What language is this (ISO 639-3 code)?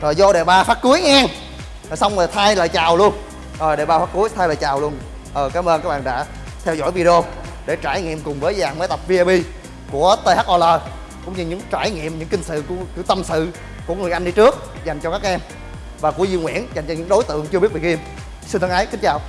vie